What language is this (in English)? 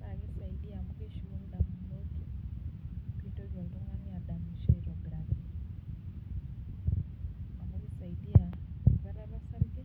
Masai